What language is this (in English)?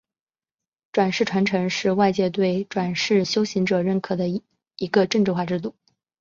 Chinese